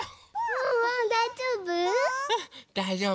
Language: Japanese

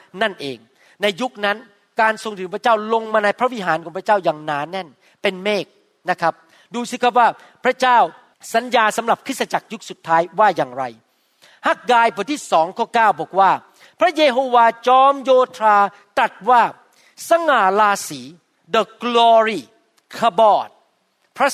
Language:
Thai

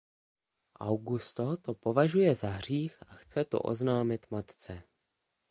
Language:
Czech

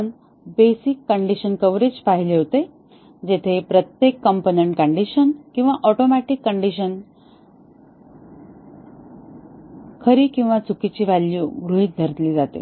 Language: Marathi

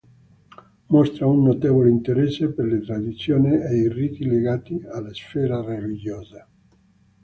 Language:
Italian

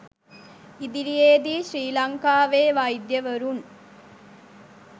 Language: Sinhala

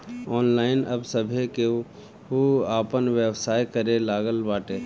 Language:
Bhojpuri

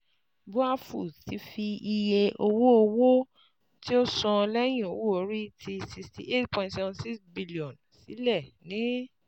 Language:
Yoruba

